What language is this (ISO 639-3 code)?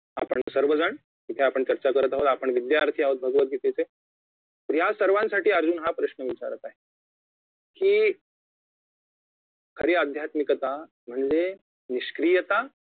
mar